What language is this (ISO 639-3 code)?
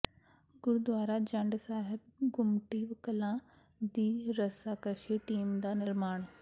pan